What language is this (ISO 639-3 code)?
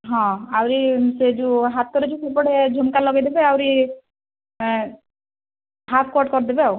ori